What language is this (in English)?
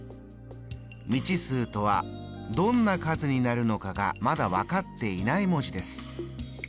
Japanese